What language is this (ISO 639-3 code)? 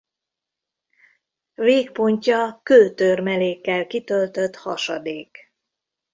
hun